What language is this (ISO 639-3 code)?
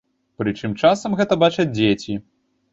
bel